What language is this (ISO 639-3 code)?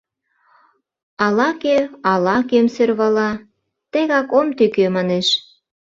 chm